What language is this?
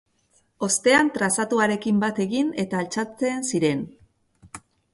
Basque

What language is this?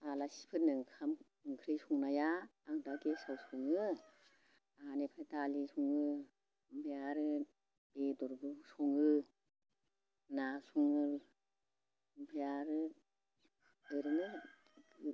Bodo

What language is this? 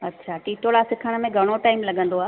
Sindhi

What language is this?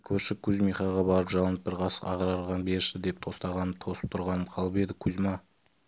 Kazakh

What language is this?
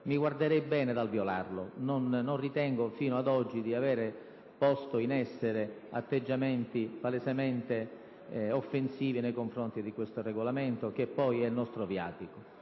Italian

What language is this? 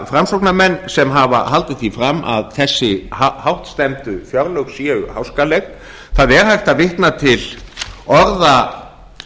Icelandic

